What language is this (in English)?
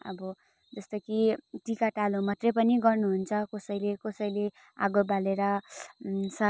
Nepali